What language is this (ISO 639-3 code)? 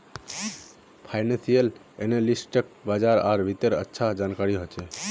mag